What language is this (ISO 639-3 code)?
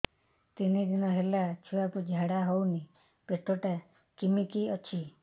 ori